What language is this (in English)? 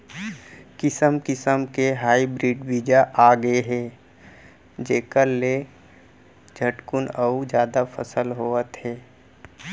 Chhattisgarhi